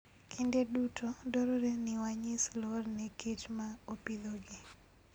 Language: Luo (Kenya and Tanzania)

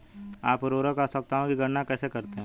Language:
Hindi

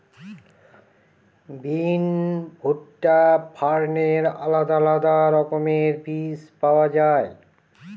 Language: Bangla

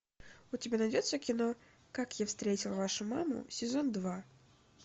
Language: Russian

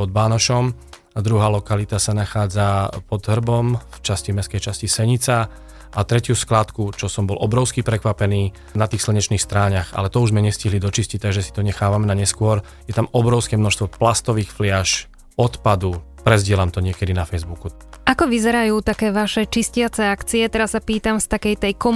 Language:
Slovak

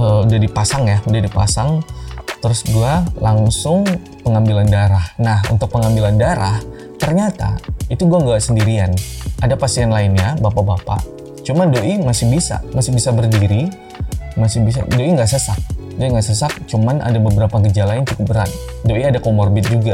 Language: Indonesian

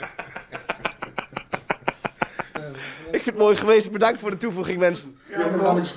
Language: Dutch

